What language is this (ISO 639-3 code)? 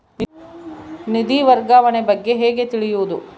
kan